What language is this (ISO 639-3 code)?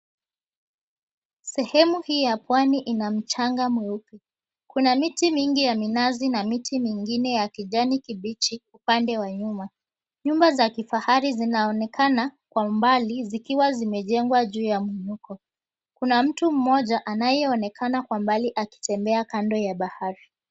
swa